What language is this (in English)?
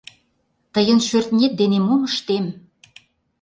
Mari